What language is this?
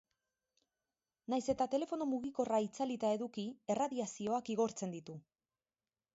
Basque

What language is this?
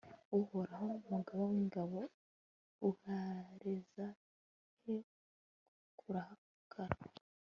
Kinyarwanda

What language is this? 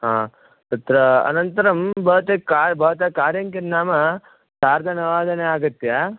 Sanskrit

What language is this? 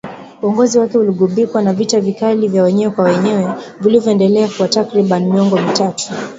Swahili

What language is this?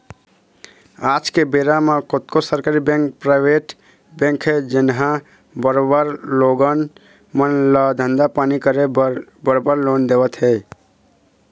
Chhattisgarhi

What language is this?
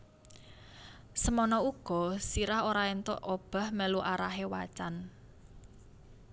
Javanese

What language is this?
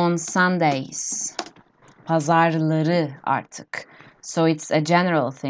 Turkish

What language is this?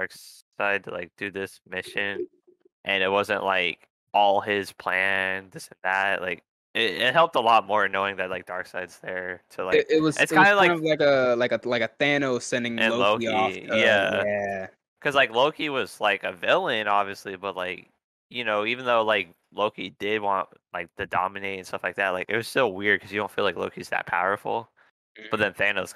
English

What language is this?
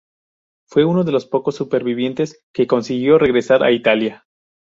Spanish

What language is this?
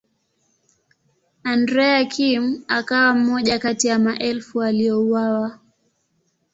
Swahili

